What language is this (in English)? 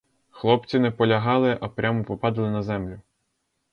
Ukrainian